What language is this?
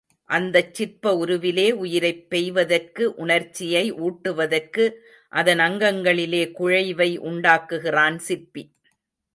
Tamil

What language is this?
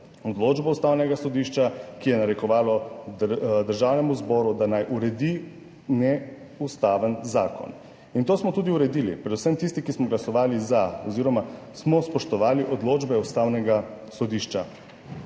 Slovenian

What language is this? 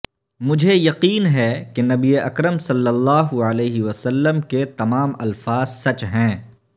Urdu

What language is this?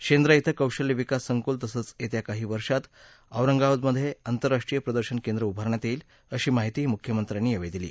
Marathi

